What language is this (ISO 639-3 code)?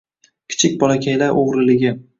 uzb